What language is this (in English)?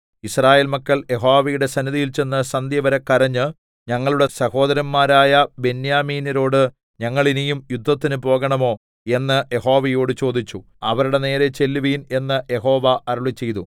Malayalam